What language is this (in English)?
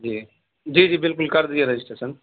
Urdu